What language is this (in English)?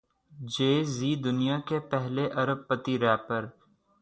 Urdu